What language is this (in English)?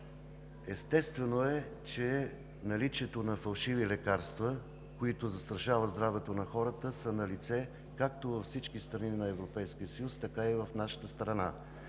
Bulgarian